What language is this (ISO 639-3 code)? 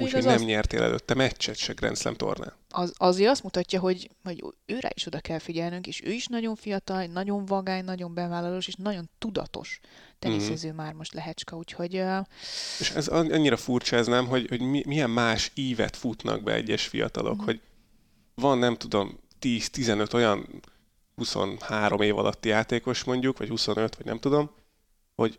hun